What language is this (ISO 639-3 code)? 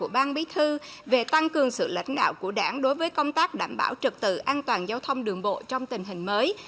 vie